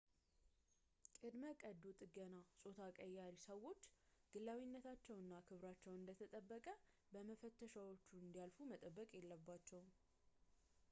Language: Amharic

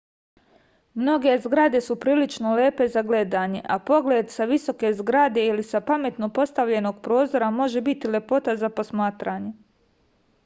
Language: Serbian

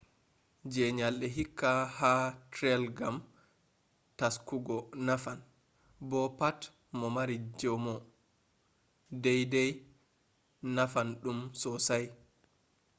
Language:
Fula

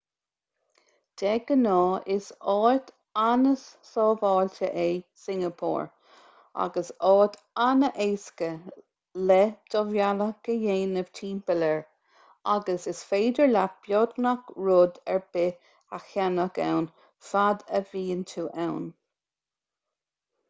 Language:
Irish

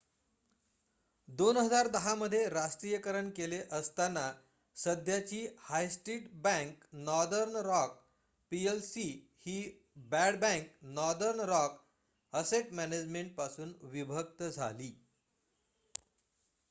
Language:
Marathi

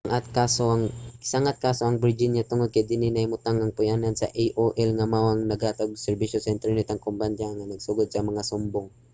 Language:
Cebuano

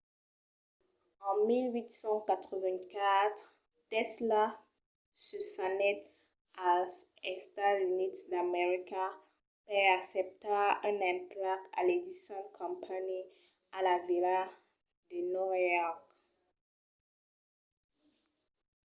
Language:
Occitan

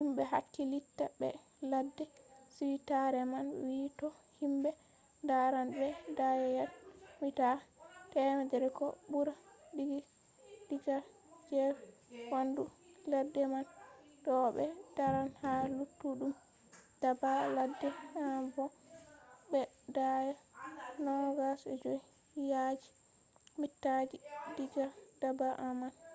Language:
Fula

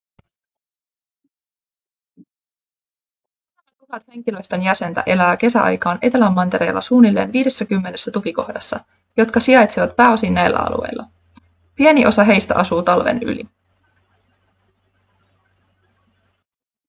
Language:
Finnish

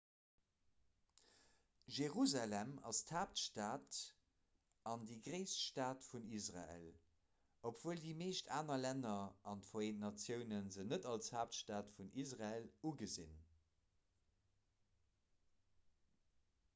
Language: Luxembourgish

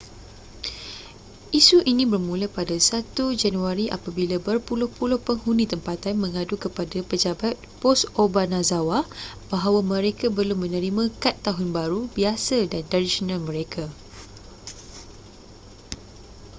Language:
Malay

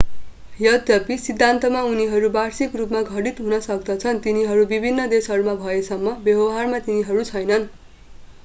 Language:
Nepali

